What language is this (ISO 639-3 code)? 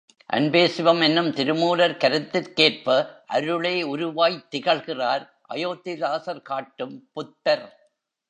tam